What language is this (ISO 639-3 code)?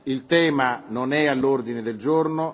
ita